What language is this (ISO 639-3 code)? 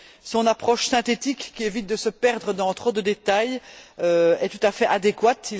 fra